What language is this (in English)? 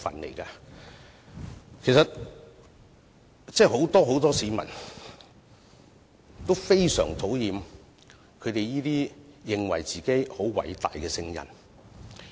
Cantonese